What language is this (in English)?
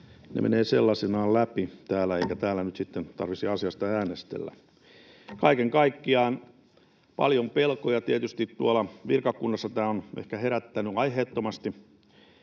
Finnish